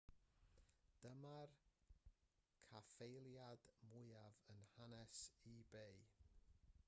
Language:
Welsh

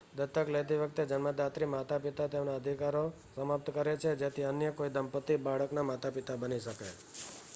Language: Gujarati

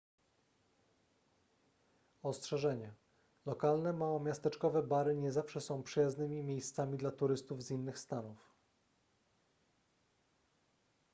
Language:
Polish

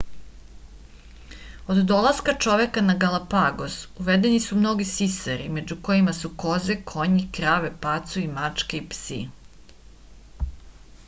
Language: Serbian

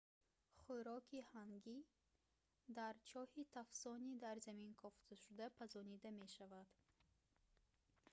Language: Tajik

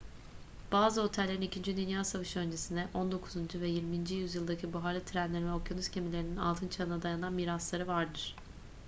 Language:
Turkish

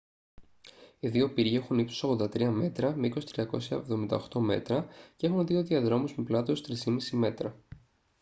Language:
Greek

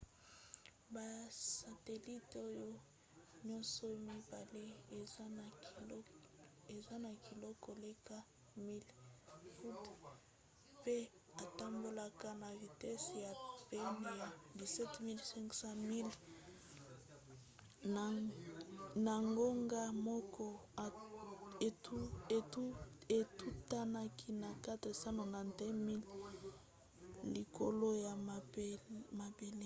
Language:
Lingala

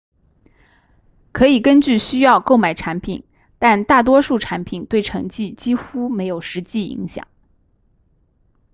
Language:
Chinese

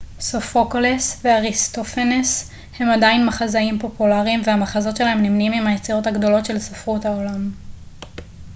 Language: Hebrew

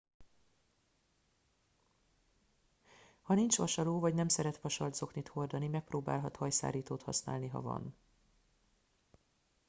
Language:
Hungarian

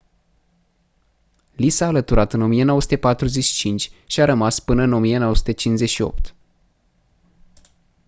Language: Romanian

